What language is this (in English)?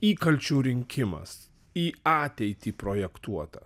Lithuanian